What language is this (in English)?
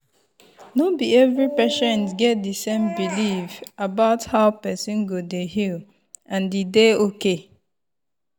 Nigerian Pidgin